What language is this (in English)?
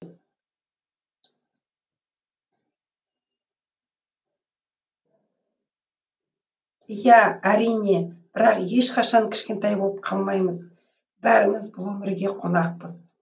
Kazakh